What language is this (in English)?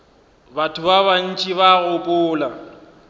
Northern Sotho